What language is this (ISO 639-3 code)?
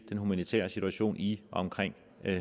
dan